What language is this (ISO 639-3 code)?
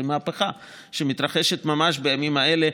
heb